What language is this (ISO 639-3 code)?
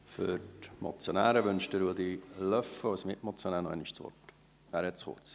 gsw